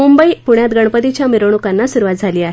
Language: Marathi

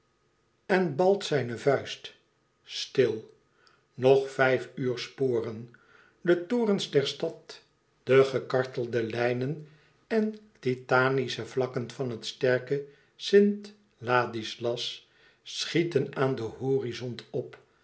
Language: Dutch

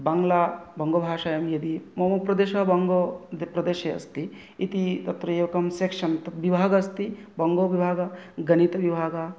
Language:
Sanskrit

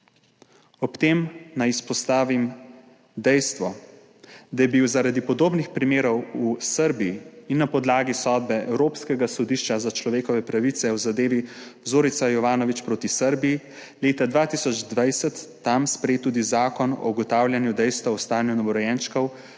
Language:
Slovenian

